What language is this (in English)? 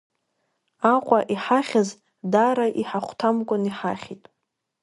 Abkhazian